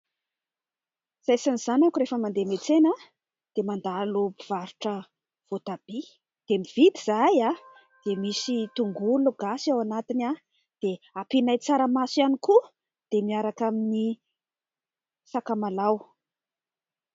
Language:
Malagasy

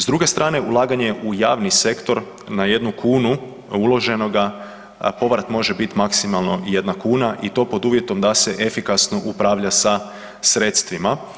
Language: Croatian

